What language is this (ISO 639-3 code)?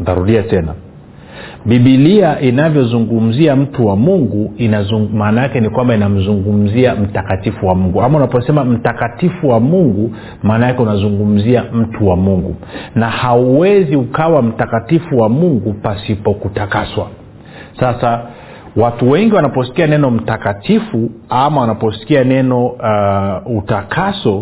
swa